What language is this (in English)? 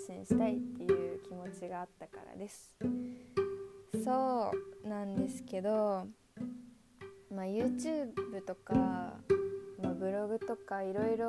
Japanese